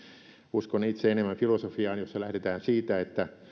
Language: Finnish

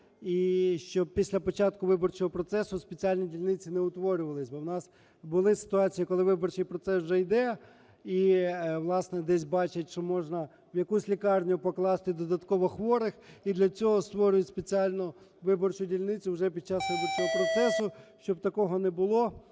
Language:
Ukrainian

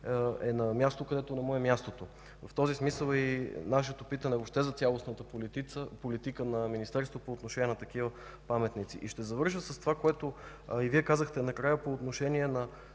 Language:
Bulgarian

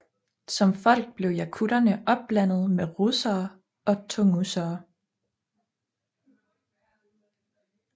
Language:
Danish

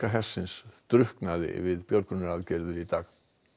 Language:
Icelandic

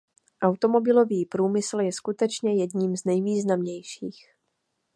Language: Czech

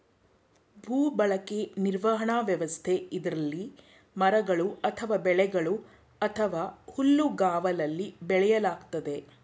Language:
Kannada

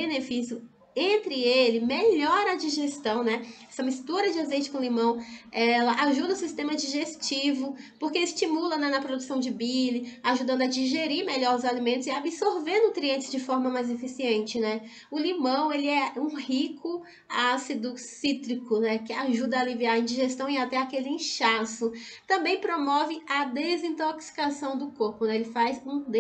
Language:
Portuguese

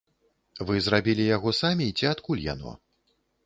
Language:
Belarusian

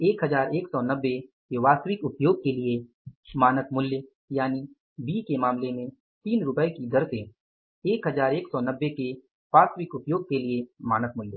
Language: Hindi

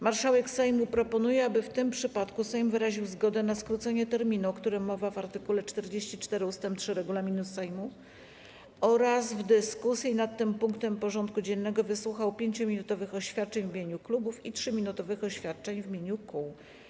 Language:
Polish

